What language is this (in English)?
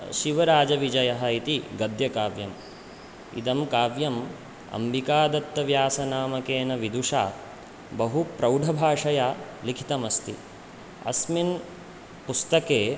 Sanskrit